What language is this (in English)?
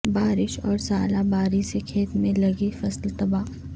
Urdu